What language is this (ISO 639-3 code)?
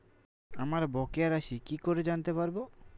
ben